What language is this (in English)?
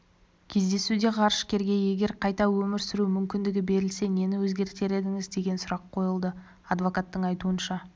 Kazakh